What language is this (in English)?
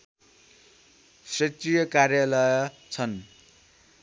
Nepali